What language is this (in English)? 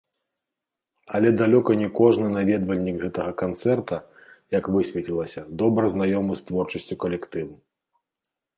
Belarusian